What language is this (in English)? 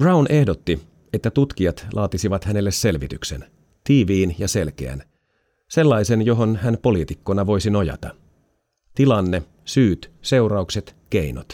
Finnish